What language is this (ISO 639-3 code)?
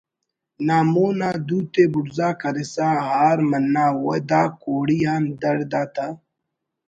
brh